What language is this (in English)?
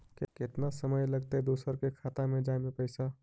Magahi